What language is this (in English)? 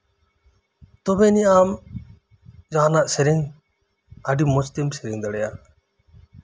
Santali